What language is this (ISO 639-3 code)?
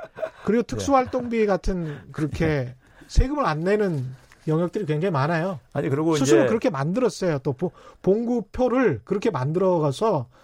kor